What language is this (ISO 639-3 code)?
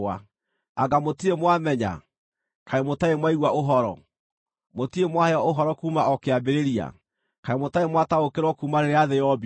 kik